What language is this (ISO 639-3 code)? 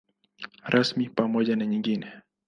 swa